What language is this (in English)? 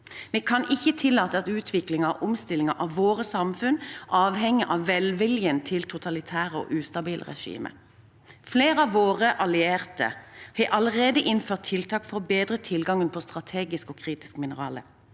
Norwegian